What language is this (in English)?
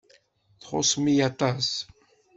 Kabyle